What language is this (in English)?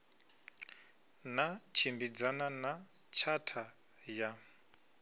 Venda